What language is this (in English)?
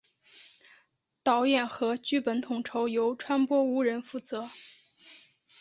Chinese